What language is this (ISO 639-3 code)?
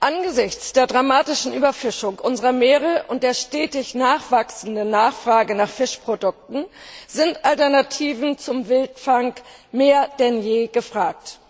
deu